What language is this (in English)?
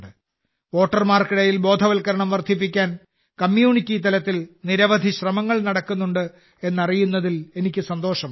Malayalam